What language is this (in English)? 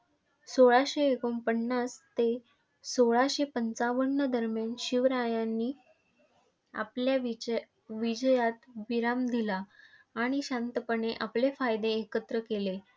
Marathi